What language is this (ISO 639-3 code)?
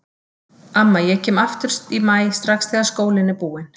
isl